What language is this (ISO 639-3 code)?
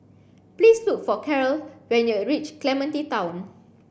eng